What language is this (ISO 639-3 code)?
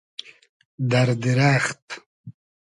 haz